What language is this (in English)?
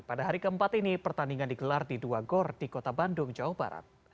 Indonesian